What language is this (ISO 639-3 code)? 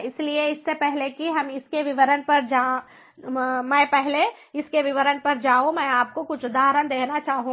hin